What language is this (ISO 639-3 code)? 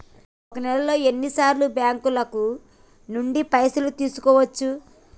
tel